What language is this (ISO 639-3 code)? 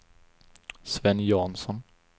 swe